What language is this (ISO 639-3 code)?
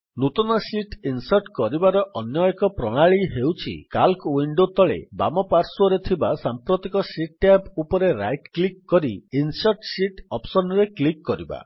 ori